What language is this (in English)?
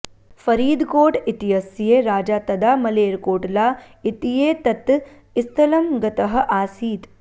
Sanskrit